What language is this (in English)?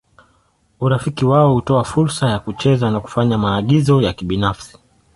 Swahili